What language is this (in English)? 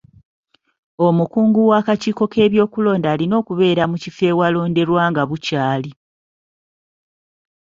Ganda